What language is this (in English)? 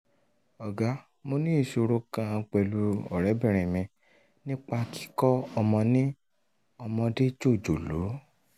Yoruba